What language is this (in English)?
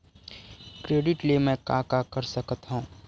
Chhattisgarhi